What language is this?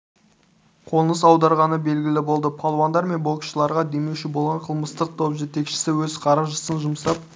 Kazakh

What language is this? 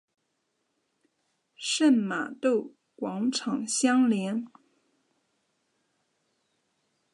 Chinese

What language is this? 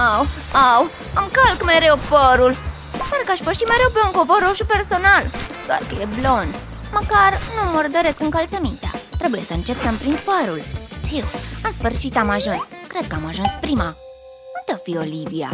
Romanian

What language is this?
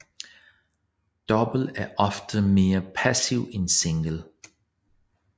Danish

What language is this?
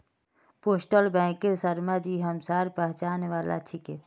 Magahi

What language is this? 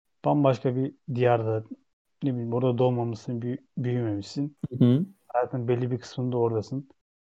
Turkish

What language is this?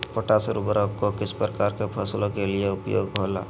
Magahi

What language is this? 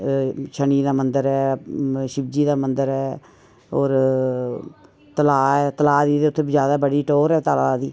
Dogri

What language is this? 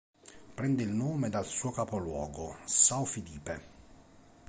Italian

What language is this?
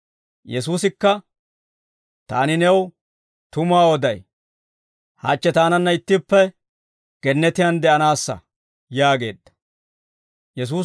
Dawro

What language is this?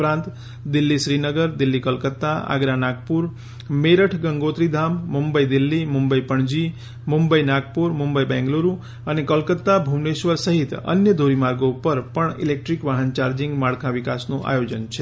Gujarati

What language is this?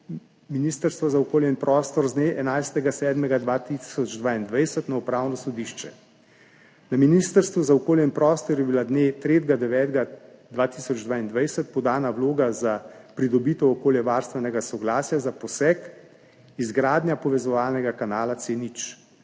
Slovenian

